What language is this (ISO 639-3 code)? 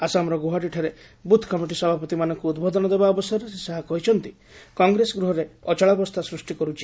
ori